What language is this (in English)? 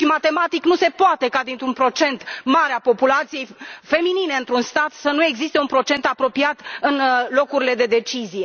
Romanian